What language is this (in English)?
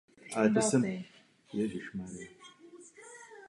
Czech